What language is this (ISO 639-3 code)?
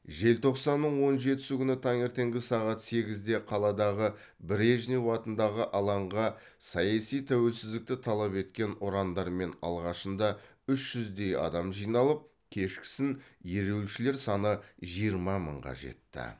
kaz